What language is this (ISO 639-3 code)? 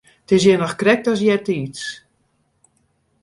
fry